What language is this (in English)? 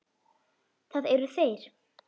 Icelandic